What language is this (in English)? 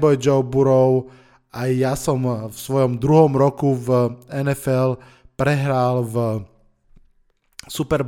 Slovak